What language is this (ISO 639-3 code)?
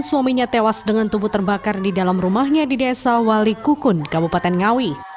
ind